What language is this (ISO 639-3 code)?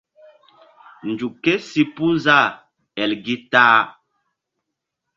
mdd